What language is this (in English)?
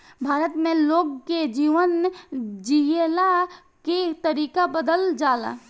Bhojpuri